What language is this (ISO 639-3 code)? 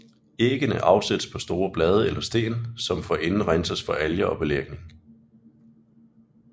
dan